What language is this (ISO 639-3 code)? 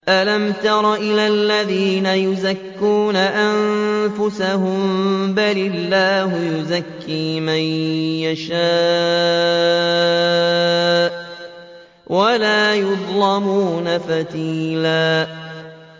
ara